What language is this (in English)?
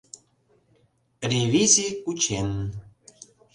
Mari